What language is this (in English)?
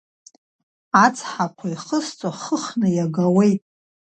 Abkhazian